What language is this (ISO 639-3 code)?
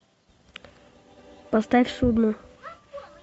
rus